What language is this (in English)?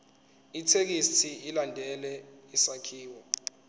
Zulu